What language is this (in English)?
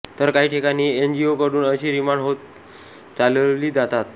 Marathi